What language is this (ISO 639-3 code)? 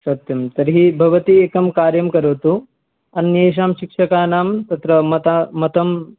san